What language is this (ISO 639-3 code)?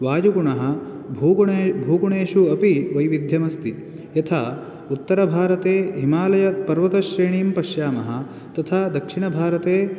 san